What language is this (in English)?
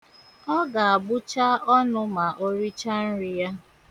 Igbo